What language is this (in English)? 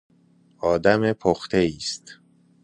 Persian